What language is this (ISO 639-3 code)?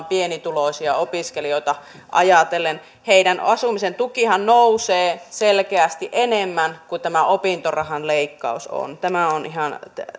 fin